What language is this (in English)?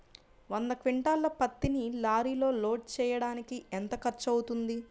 Telugu